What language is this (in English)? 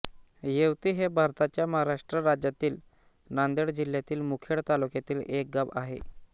Marathi